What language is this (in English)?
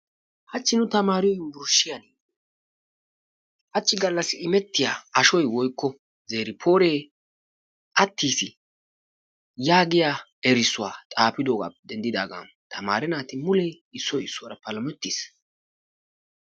Wolaytta